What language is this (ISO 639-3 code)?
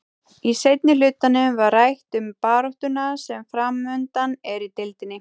isl